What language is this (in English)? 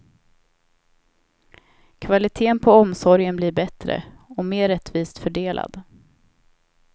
Swedish